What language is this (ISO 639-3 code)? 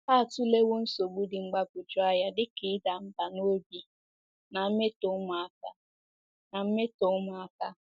ibo